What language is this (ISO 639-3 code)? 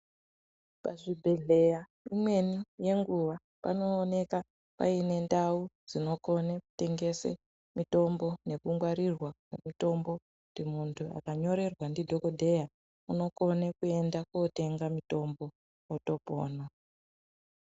ndc